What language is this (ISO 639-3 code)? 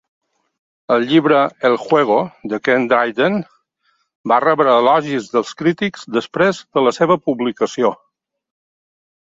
cat